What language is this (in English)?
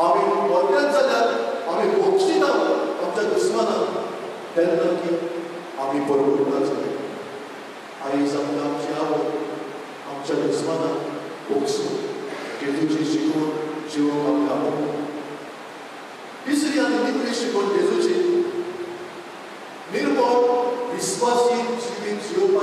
Marathi